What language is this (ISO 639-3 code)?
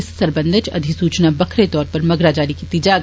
doi